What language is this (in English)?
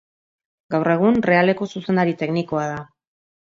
Basque